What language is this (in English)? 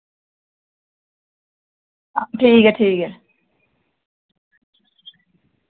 Dogri